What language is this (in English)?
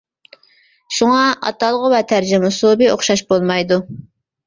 Uyghur